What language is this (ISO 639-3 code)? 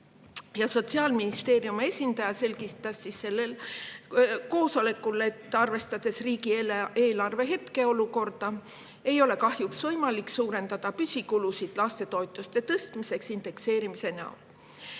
est